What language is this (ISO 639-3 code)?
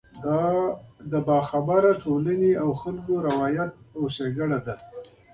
pus